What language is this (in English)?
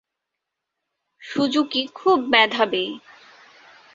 Bangla